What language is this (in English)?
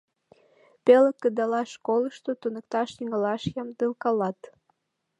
Mari